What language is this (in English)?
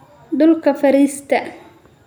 Somali